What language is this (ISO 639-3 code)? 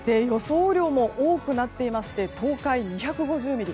jpn